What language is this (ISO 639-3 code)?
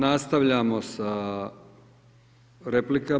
hrv